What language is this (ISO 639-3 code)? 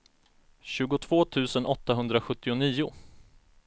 swe